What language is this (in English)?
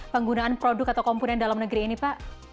Indonesian